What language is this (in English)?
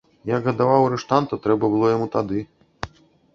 Belarusian